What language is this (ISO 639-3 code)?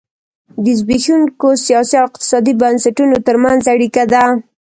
pus